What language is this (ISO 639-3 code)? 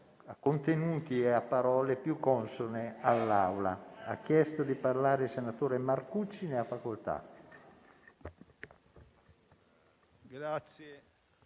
ita